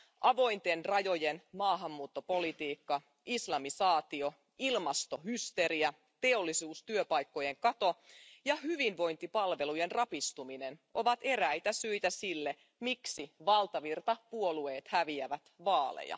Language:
Finnish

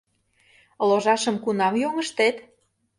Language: Mari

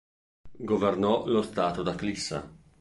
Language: Italian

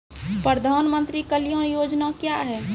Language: Maithili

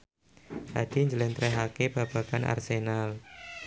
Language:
Javanese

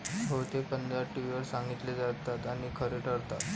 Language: Marathi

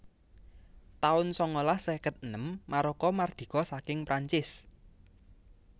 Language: Javanese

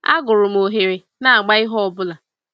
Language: Igbo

